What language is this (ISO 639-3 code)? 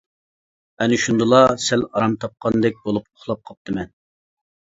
uig